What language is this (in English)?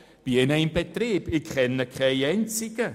Swiss German